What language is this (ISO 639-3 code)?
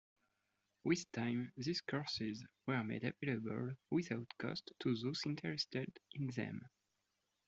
eng